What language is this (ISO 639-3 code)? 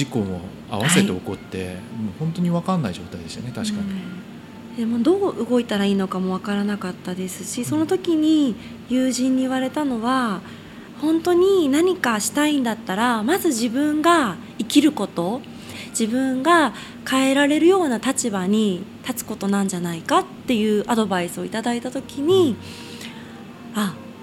jpn